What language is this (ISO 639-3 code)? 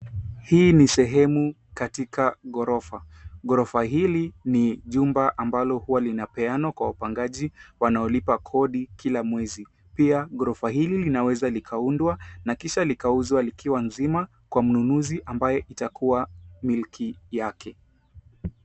swa